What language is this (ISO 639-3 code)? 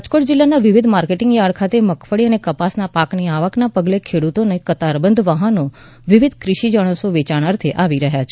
guj